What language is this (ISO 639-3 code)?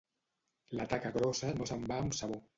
cat